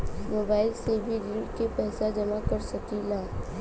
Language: Bhojpuri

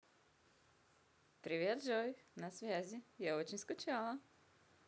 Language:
Russian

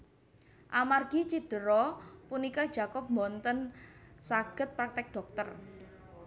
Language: Javanese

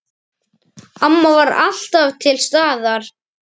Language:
Icelandic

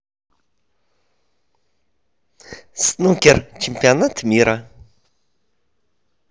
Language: Russian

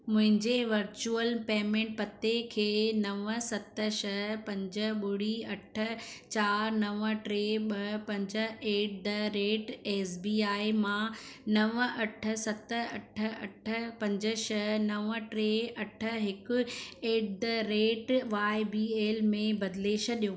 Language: Sindhi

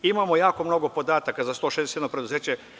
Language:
Serbian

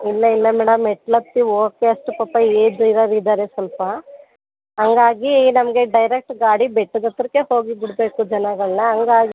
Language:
Kannada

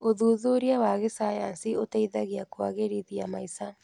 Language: Kikuyu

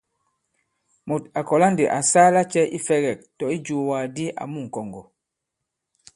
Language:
Bankon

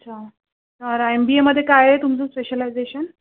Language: Marathi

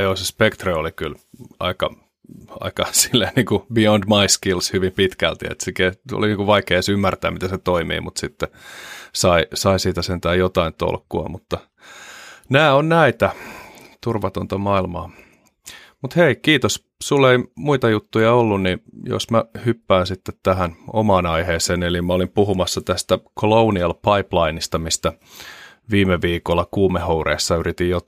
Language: Finnish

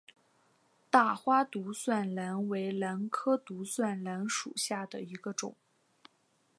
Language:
Chinese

